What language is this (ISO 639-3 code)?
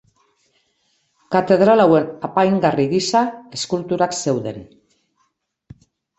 eus